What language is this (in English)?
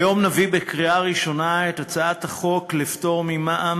Hebrew